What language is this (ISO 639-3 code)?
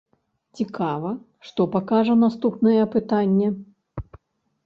bel